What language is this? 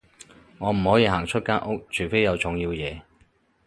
Cantonese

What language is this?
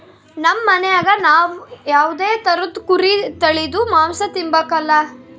Kannada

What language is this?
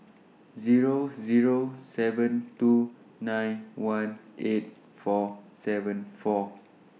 English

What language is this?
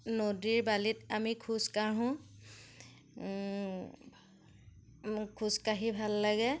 Assamese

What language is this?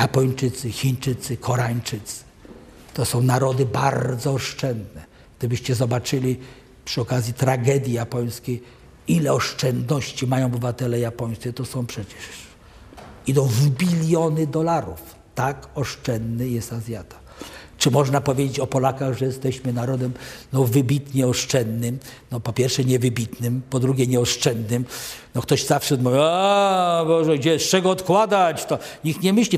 Polish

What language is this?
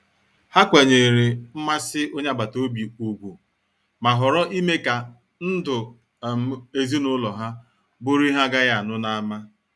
Igbo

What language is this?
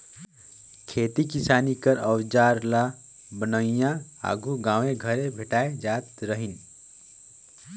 Chhattisgarhi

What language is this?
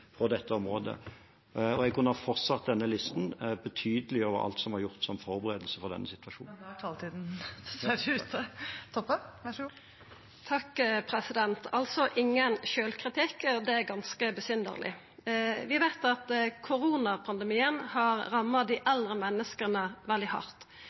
Norwegian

